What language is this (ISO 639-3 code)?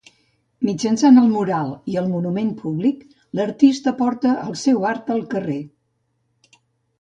cat